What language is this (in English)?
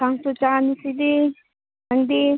Manipuri